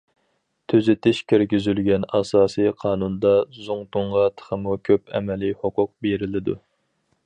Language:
Uyghur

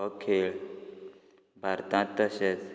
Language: Konkani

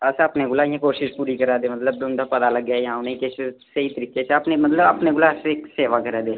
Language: Dogri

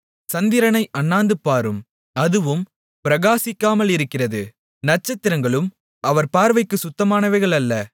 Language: Tamil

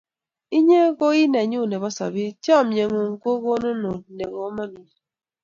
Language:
Kalenjin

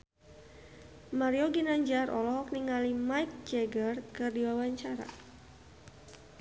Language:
Sundanese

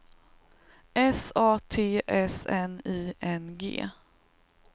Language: Swedish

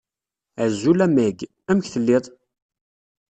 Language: Kabyle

